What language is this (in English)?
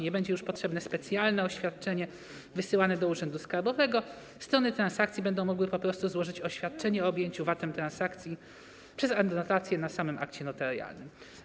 Polish